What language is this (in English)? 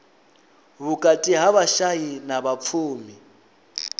Venda